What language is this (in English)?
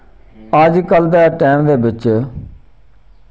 Dogri